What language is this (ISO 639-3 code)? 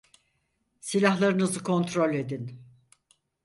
tur